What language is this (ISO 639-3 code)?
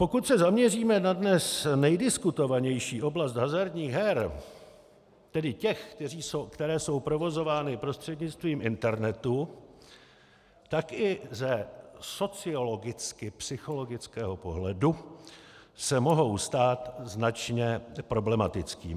ces